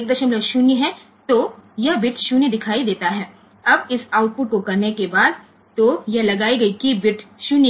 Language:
Gujarati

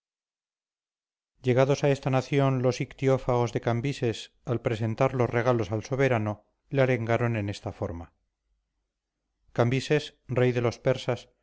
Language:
Spanish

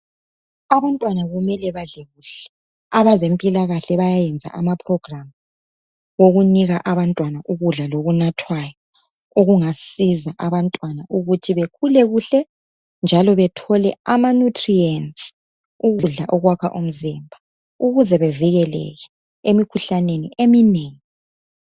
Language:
North Ndebele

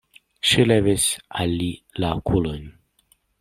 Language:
Esperanto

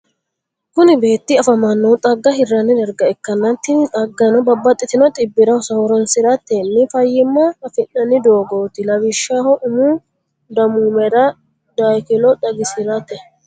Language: Sidamo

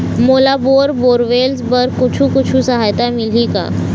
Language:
Chhattisgarhi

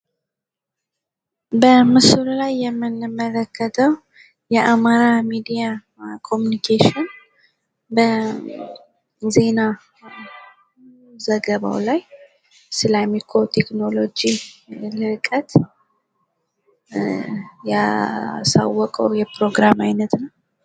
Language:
Amharic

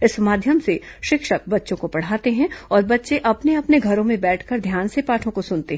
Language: Hindi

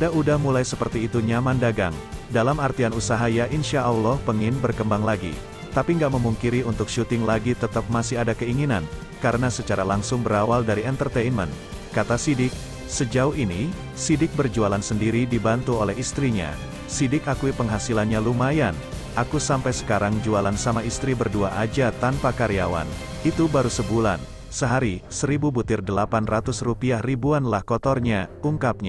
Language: Indonesian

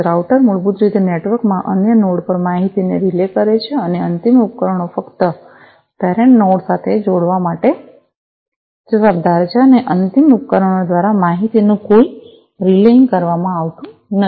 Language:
Gujarati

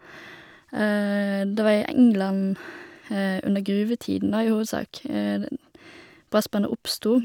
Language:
Norwegian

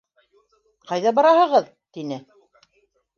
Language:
Bashkir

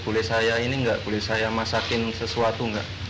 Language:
Indonesian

